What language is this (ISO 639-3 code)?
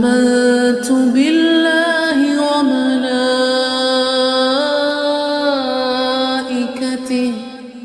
ara